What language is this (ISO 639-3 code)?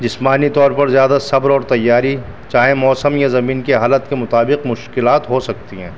urd